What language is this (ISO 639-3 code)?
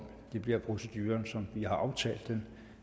dan